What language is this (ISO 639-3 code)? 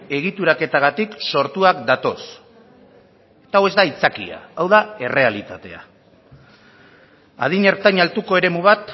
eus